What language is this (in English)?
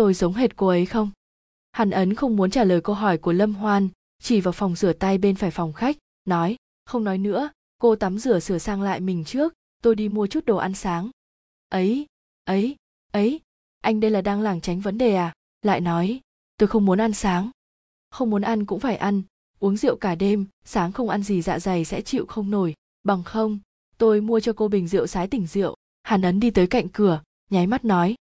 Vietnamese